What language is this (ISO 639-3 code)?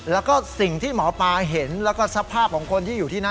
tha